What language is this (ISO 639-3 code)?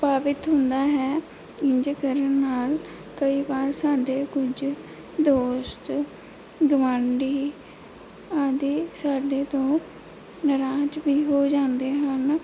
pan